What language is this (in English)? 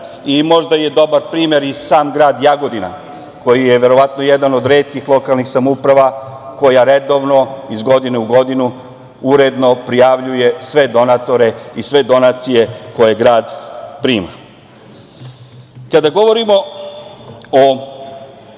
Serbian